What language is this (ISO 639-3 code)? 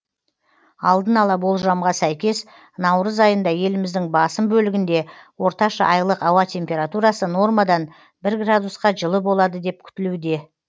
kaz